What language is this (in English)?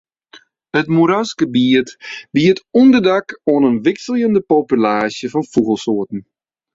Western Frisian